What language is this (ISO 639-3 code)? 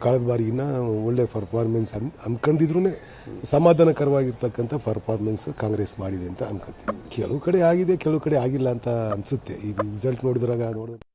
kan